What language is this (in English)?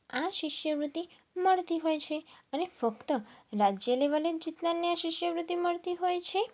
Gujarati